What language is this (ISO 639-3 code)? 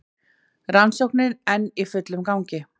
isl